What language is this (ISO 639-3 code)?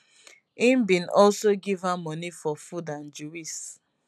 pcm